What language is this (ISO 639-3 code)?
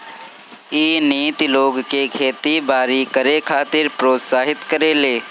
bho